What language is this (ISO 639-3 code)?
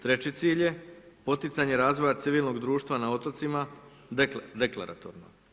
hrv